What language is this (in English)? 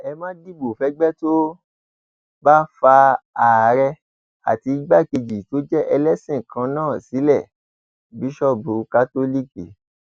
Yoruba